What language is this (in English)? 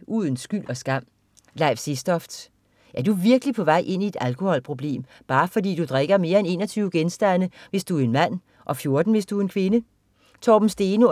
Danish